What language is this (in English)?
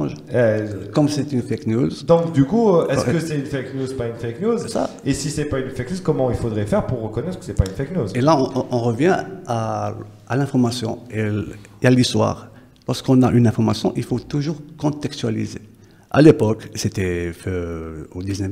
French